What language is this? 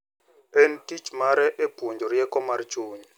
Luo (Kenya and Tanzania)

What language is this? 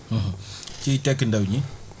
Wolof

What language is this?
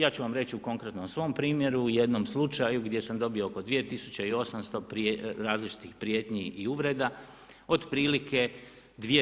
Croatian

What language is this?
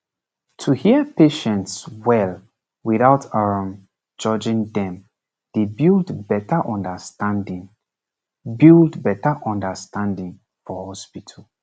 Nigerian Pidgin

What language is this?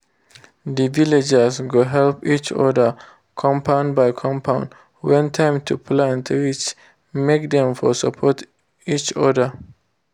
Nigerian Pidgin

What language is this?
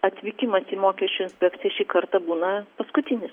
Lithuanian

